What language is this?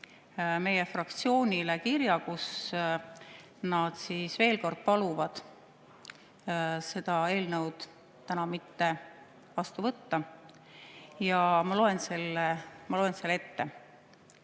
Estonian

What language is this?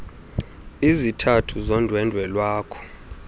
Xhosa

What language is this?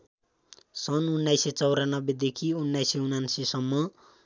Nepali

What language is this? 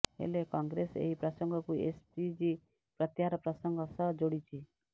Odia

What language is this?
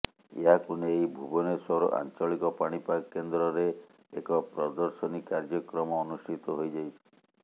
Odia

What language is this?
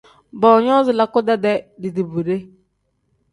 Tem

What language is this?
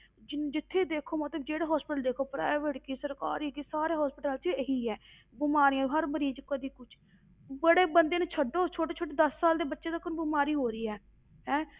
Punjabi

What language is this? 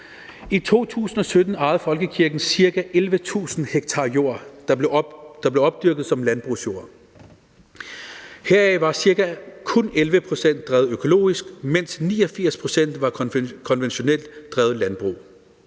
Danish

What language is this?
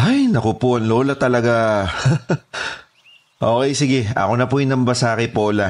Filipino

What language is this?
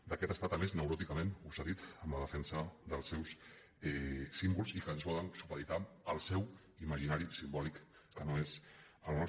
Catalan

